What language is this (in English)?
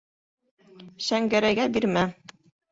Bashkir